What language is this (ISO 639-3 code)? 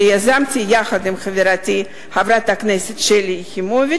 heb